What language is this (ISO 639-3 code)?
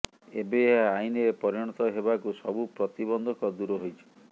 ori